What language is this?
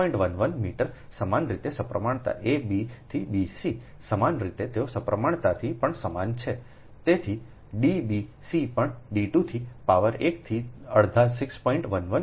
Gujarati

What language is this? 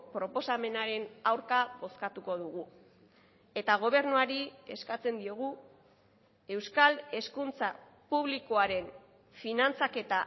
Basque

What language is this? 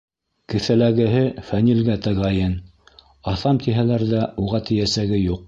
Bashkir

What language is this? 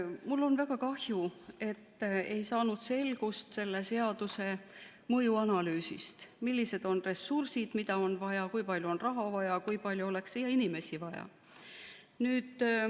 Estonian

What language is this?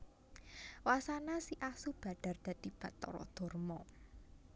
Javanese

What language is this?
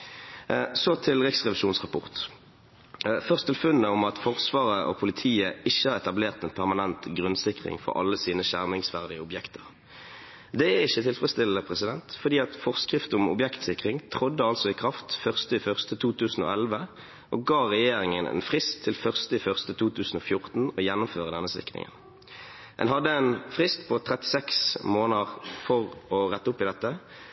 Norwegian Bokmål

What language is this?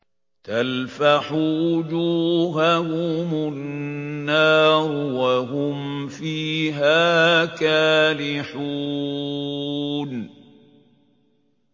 Arabic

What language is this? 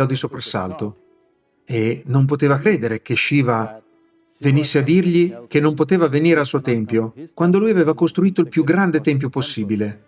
Italian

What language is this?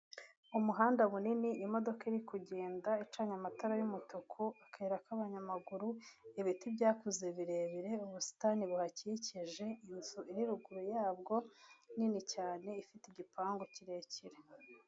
Kinyarwanda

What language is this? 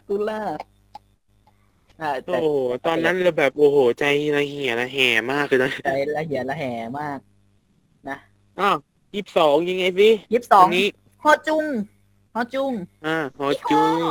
Thai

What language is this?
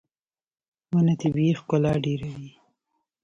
Pashto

